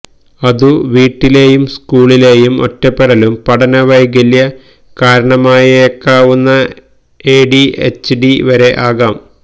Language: Malayalam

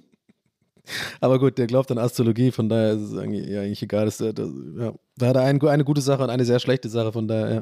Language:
German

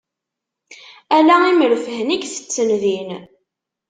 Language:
Kabyle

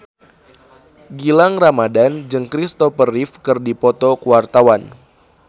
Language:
Sundanese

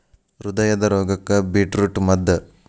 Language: Kannada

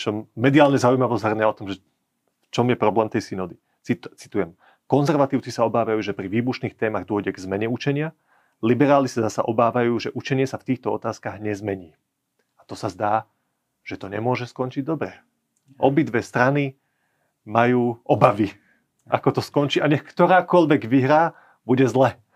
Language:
Slovak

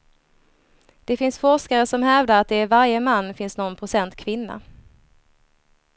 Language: Swedish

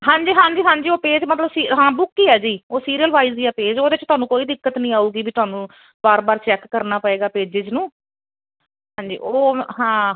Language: Punjabi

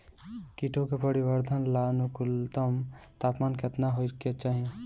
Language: Bhojpuri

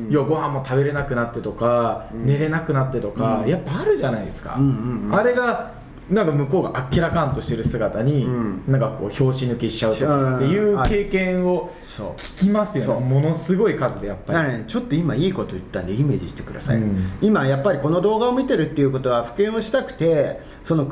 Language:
Japanese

